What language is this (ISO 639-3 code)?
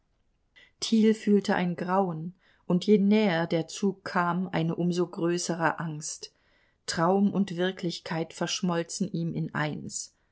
deu